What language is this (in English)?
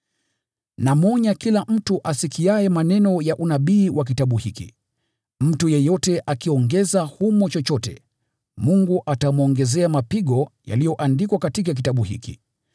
Swahili